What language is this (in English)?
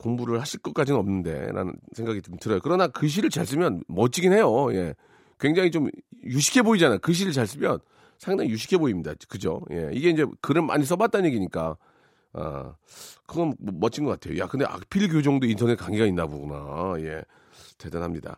Korean